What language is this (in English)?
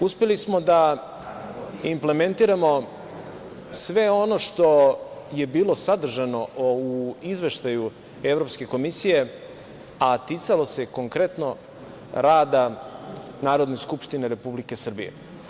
Serbian